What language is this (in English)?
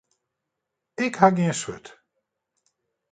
Western Frisian